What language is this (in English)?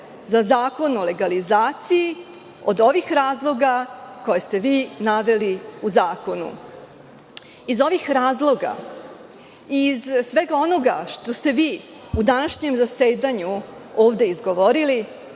Serbian